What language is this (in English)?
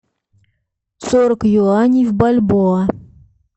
Russian